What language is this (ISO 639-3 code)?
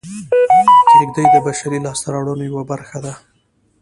pus